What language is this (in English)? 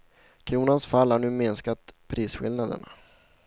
Swedish